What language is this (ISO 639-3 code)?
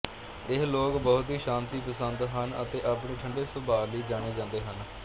pan